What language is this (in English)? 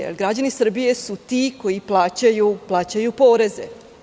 Serbian